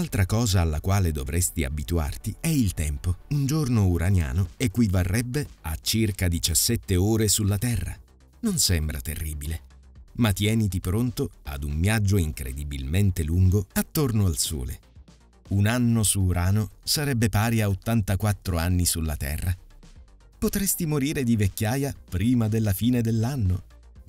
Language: Italian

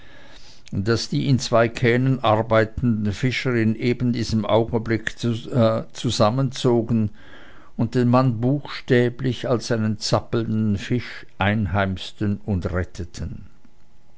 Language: German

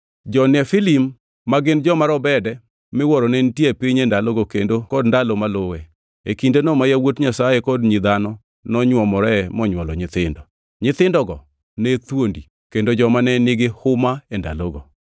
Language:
Luo (Kenya and Tanzania)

